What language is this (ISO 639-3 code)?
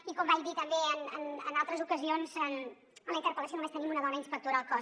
cat